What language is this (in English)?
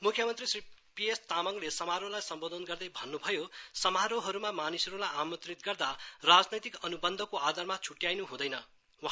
Nepali